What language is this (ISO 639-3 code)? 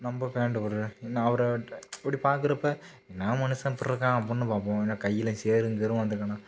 tam